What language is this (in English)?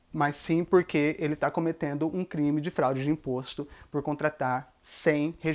Portuguese